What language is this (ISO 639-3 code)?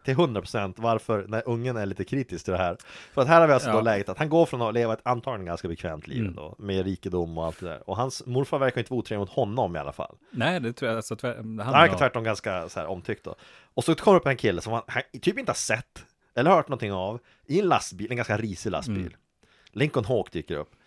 swe